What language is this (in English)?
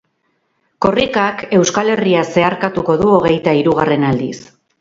Basque